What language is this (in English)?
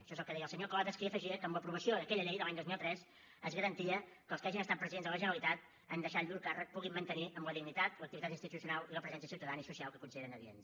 Catalan